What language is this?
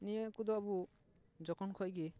Santali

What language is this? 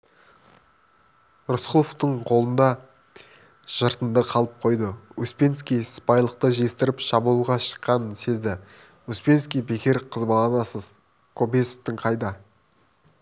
Kazakh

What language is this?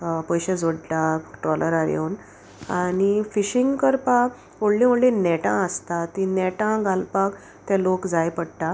Konkani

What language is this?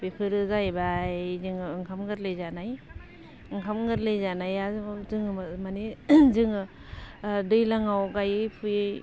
Bodo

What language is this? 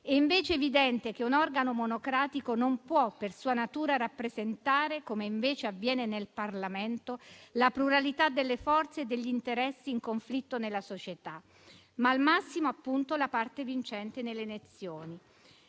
Italian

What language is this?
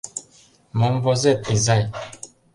Mari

